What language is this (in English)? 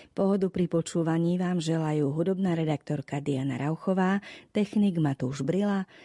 Slovak